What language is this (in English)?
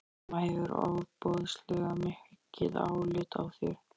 Icelandic